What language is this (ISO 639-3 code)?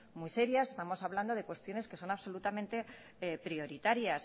spa